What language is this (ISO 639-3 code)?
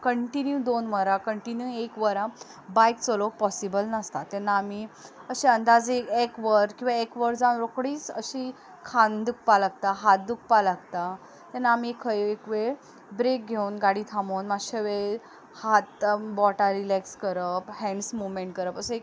kok